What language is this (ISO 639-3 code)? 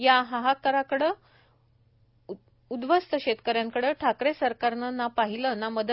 mar